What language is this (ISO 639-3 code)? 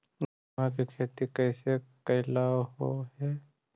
mag